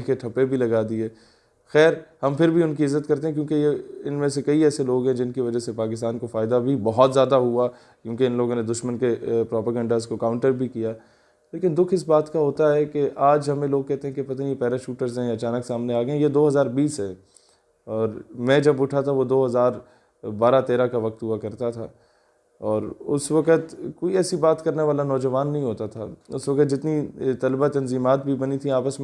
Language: Urdu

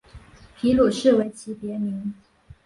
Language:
Chinese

